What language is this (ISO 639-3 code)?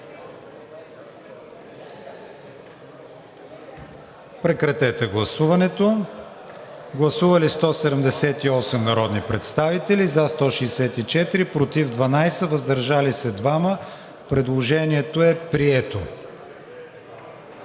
bul